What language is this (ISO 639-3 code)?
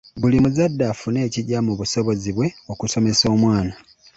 lug